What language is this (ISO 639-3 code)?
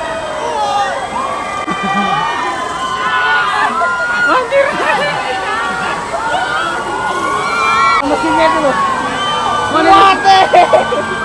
ind